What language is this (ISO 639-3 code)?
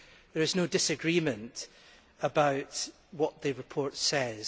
eng